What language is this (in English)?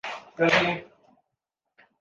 Urdu